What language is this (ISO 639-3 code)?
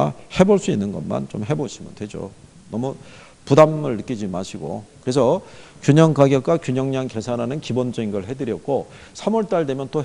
kor